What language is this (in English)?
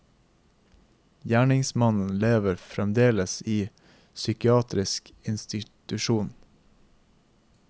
Norwegian